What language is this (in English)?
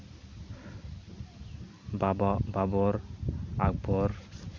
Santali